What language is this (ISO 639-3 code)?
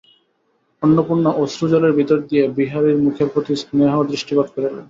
ben